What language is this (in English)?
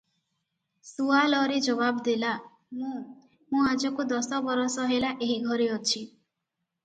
Odia